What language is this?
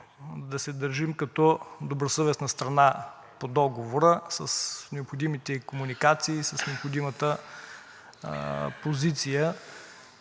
Bulgarian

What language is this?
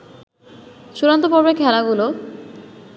Bangla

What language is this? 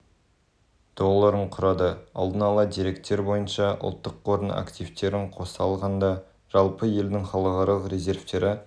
Kazakh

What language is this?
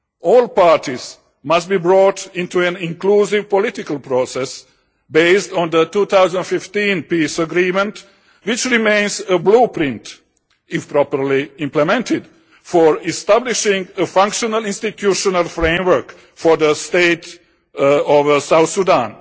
English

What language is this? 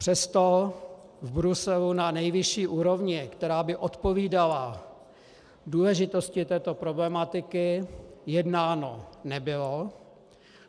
Czech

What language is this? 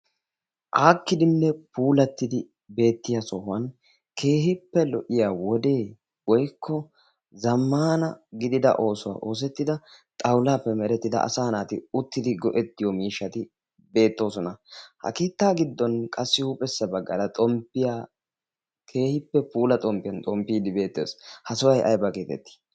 Wolaytta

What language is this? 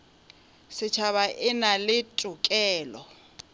Northern Sotho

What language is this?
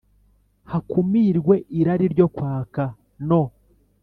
Kinyarwanda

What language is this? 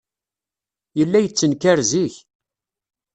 Kabyle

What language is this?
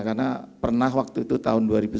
Indonesian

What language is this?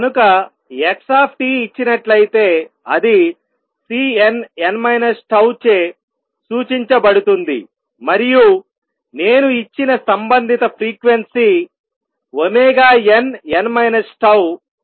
Telugu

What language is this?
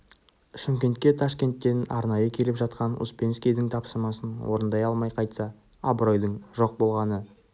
Kazakh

